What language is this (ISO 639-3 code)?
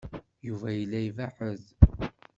kab